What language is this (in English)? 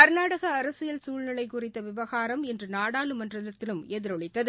Tamil